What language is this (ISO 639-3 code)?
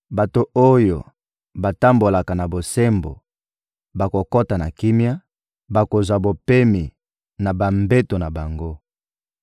lin